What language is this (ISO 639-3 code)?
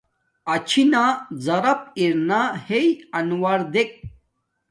dmk